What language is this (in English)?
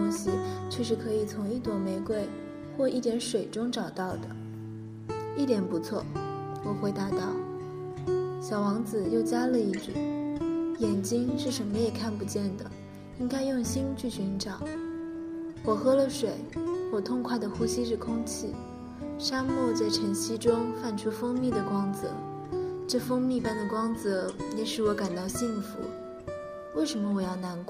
Chinese